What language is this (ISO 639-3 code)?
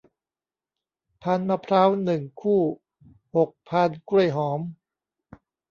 tha